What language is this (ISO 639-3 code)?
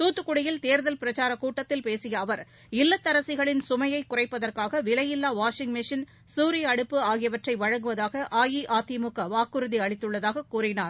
tam